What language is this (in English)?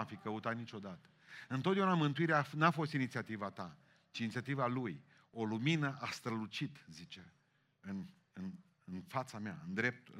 Romanian